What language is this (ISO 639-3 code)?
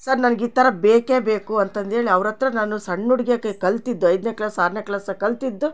kan